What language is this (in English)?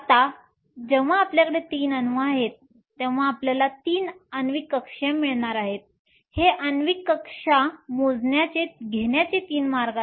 Marathi